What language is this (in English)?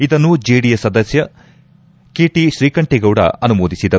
Kannada